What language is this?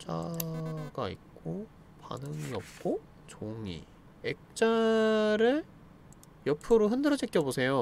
Korean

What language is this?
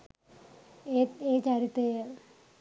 Sinhala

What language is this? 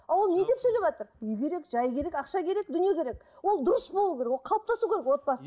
Kazakh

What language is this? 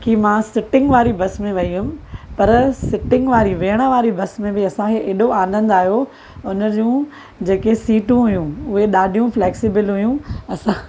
Sindhi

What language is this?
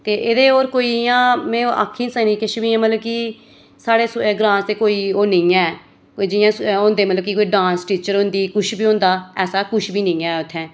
Dogri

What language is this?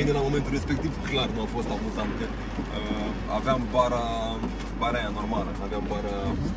Romanian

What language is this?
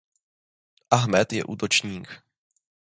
Czech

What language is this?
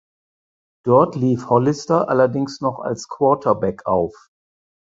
German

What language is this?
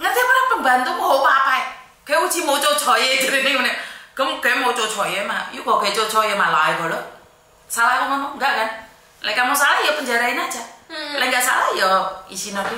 Indonesian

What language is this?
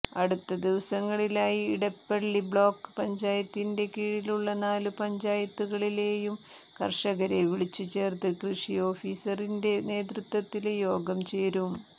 Malayalam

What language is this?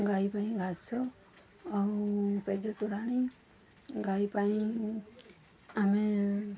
Odia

